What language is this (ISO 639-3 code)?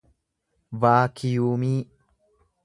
orm